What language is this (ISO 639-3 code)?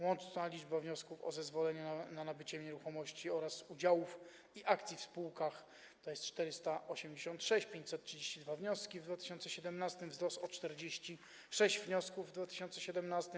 pol